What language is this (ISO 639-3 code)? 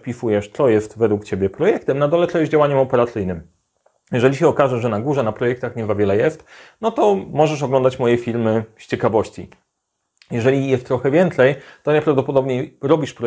pol